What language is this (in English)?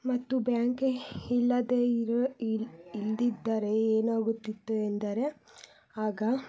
Kannada